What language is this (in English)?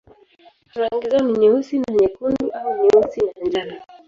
Swahili